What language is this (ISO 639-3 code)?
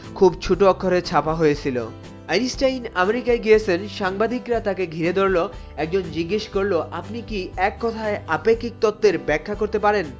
ben